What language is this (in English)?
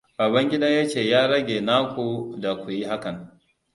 Hausa